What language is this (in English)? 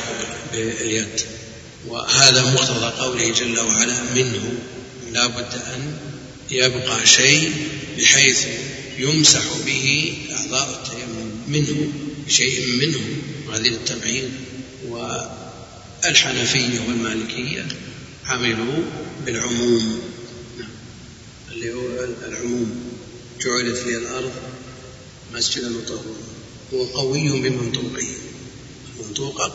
Arabic